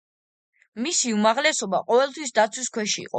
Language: Georgian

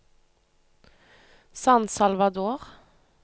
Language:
Norwegian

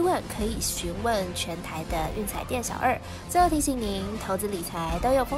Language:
Chinese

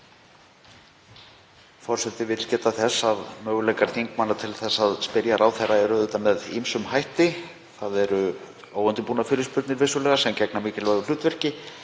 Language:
Icelandic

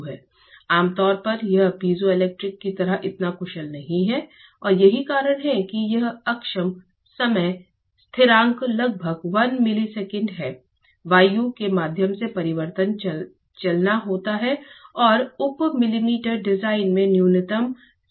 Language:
Hindi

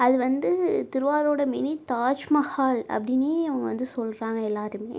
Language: Tamil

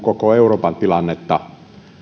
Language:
Finnish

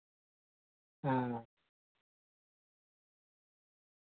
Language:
Dogri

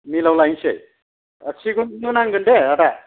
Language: Bodo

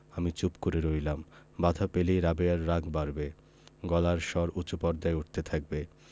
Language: Bangla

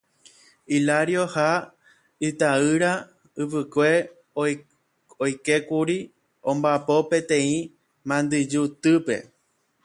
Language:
Guarani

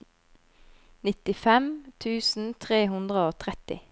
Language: Norwegian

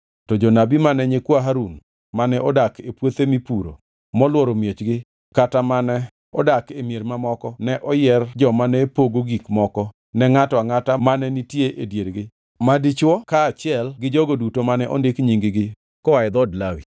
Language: Luo (Kenya and Tanzania)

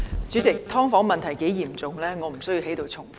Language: Cantonese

